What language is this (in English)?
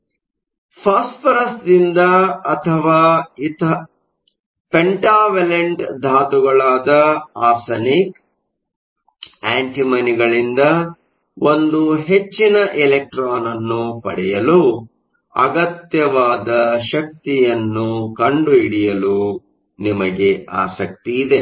Kannada